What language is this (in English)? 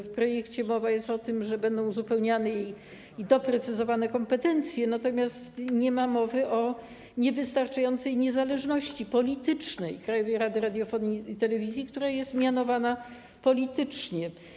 Polish